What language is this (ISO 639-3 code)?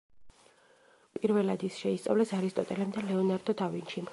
kat